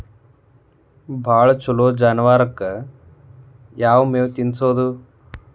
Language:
Kannada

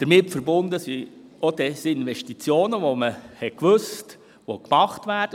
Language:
Swiss German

